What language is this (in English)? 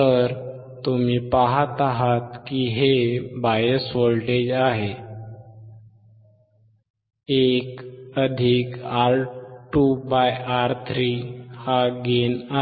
Marathi